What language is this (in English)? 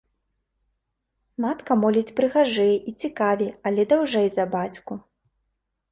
Belarusian